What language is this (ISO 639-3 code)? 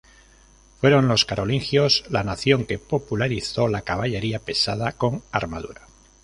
spa